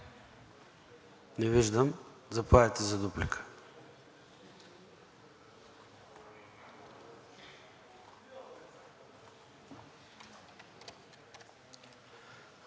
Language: Bulgarian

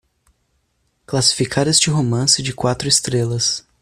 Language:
Portuguese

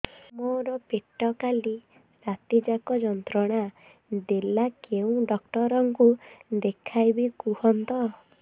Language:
Odia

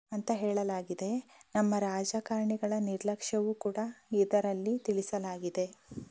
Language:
Kannada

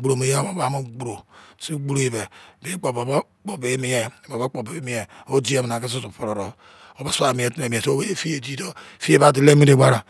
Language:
Izon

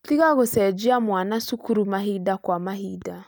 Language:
Kikuyu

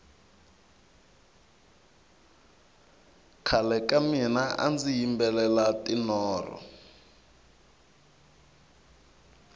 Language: Tsonga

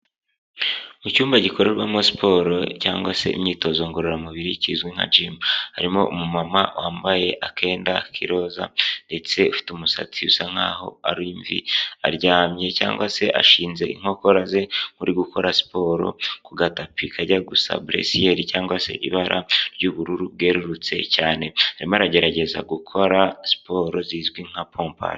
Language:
Kinyarwanda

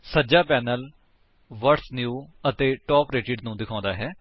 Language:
Punjabi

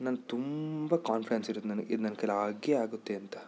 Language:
Kannada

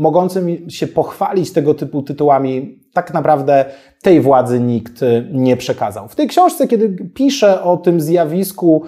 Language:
Polish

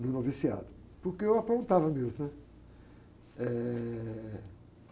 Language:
Portuguese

